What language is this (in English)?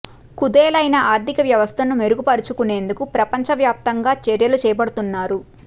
Telugu